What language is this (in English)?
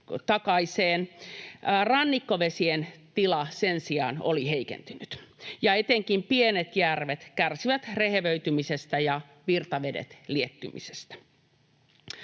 Finnish